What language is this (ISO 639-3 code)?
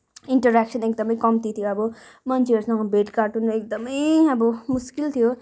nep